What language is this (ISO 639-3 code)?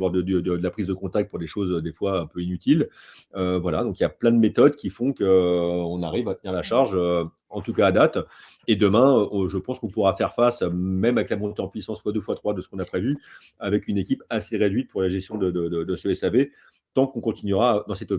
fra